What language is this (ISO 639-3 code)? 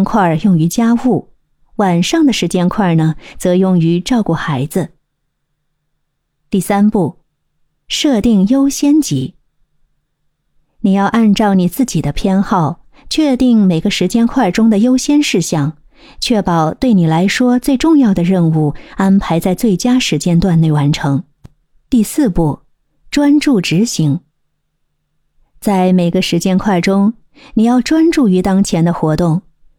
zho